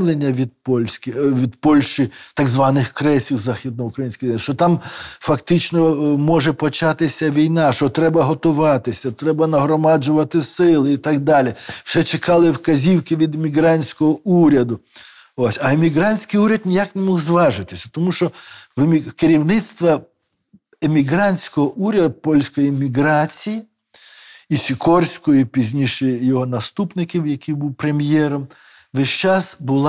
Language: Ukrainian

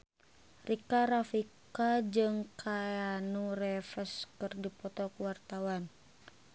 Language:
Sundanese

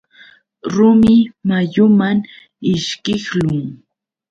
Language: Yauyos Quechua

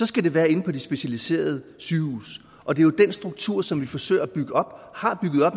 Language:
Danish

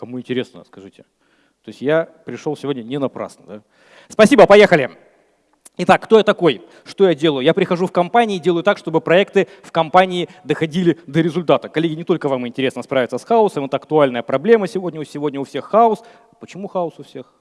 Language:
Russian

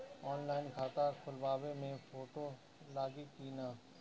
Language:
Bhojpuri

